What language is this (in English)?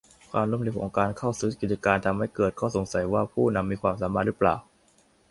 Thai